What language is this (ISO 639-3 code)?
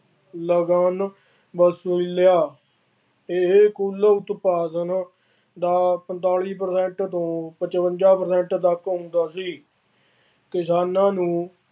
pan